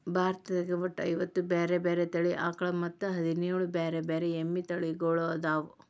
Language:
Kannada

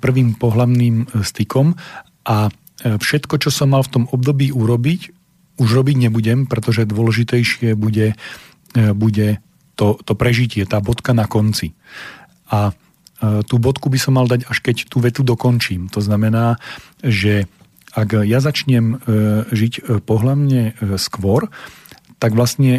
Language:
Slovak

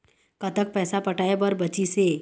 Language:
Chhattisgarhi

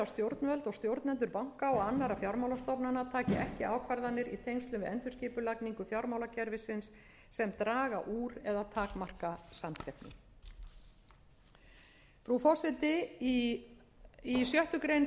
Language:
Icelandic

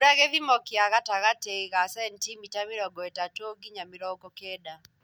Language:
Kikuyu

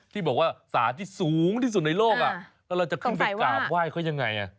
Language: Thai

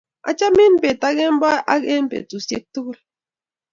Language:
Kalenjin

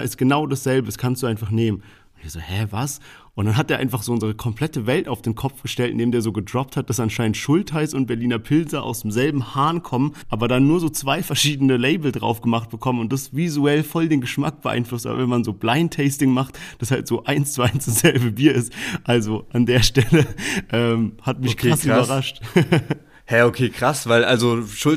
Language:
German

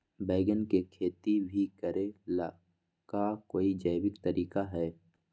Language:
Magahi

